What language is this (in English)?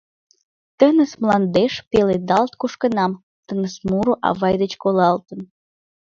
Mari